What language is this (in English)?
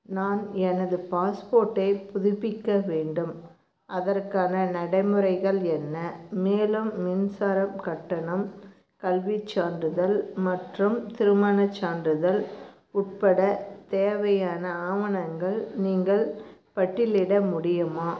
Tamil